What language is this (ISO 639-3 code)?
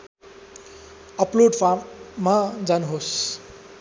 nep